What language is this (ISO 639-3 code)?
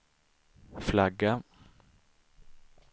swe